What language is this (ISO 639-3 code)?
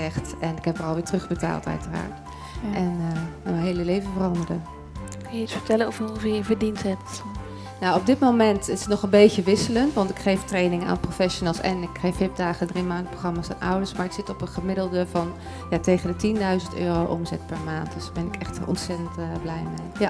nld